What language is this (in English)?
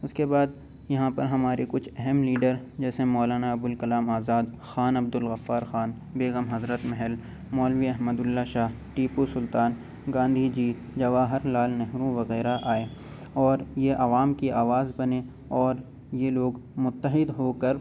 Urdu